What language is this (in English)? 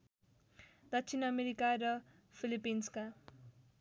Nepali